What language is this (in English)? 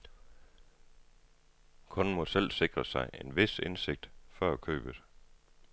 Danish